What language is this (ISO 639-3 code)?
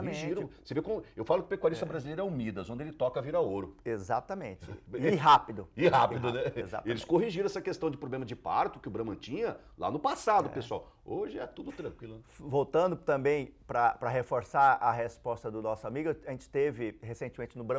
por